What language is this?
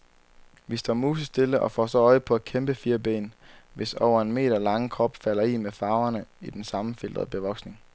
Danish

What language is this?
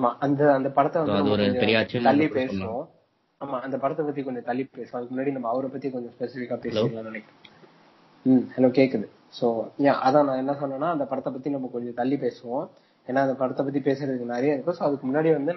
Tamil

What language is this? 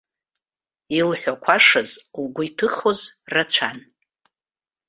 Abkhazian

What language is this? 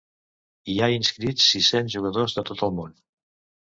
Catalan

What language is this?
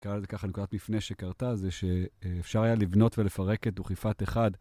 Hebrew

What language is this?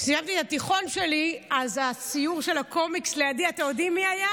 Hebrew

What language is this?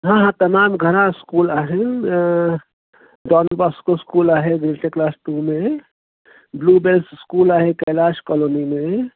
Sindhi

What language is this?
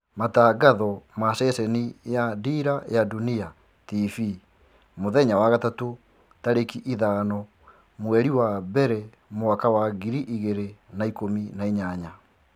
Kikuyu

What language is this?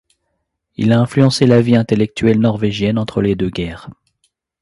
French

